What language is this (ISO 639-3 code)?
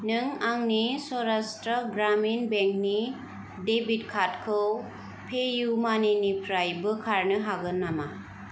brx